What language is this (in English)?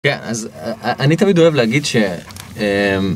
Hebrew